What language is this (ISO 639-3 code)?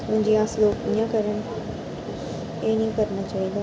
doi